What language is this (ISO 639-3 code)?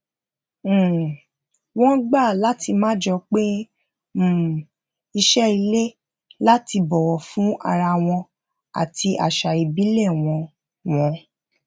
yor